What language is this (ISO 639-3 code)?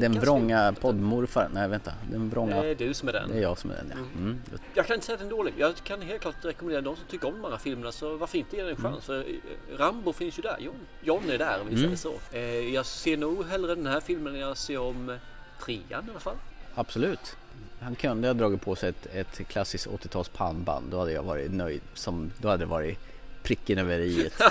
swe